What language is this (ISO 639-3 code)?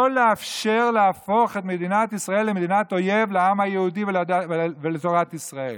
heb